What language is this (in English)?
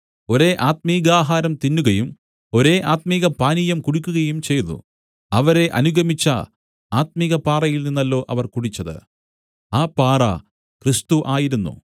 Malayalam